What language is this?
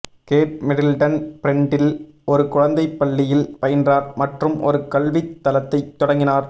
Tamil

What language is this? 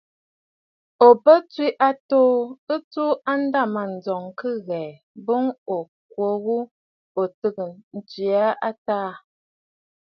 Bafut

